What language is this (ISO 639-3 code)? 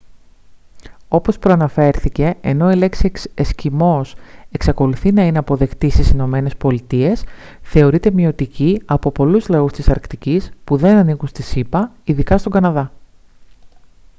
ell